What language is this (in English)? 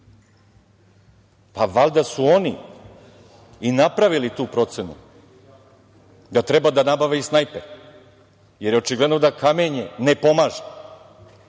Serbian